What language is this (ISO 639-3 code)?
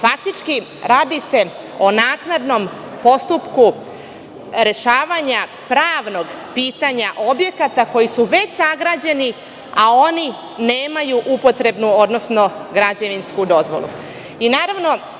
srp